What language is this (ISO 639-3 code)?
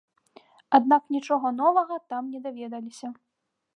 bel